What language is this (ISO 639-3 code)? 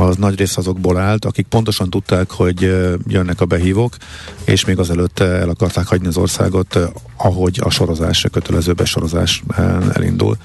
hun